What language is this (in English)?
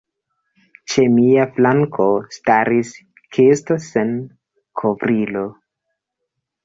Esperanto